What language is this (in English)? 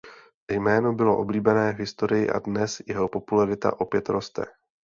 Czech